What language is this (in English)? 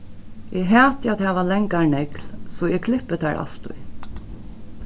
Faroese